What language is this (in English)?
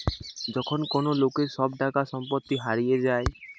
Bangla